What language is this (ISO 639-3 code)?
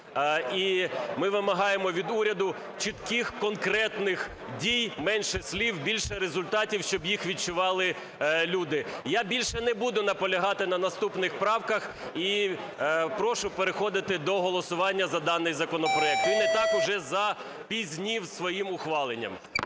ukr